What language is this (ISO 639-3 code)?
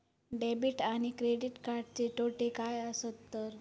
mar